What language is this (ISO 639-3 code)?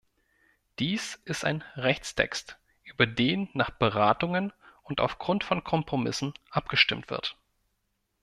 deu